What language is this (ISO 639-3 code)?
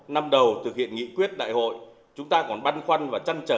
vie